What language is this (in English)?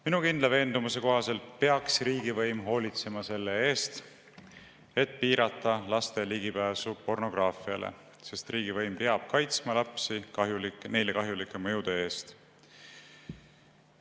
Estonian